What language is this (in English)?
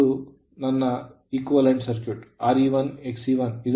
Kannada